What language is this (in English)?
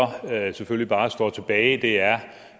Danish